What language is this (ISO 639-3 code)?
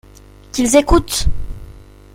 fra